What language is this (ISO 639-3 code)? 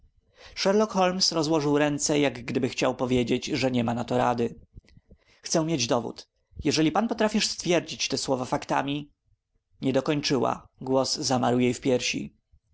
pol